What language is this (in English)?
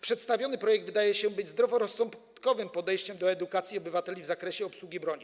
Polish